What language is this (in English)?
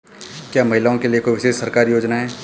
Hindi